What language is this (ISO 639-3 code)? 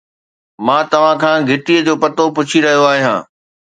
snd